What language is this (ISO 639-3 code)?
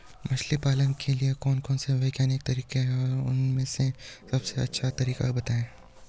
hin